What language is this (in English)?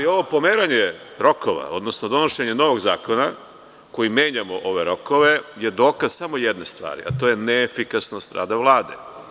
Serbian